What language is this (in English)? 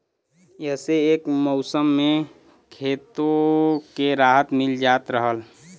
Bhojpuri